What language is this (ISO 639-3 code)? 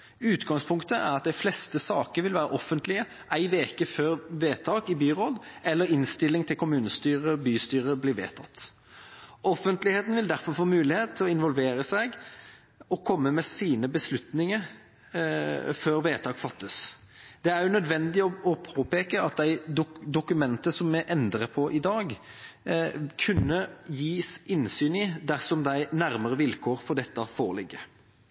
nob